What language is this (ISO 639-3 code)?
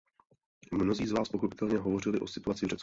ces